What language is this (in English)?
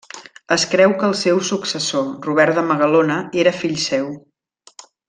Catalan